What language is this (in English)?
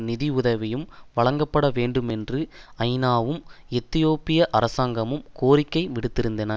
Tamil